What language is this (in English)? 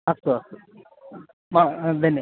Sanskrit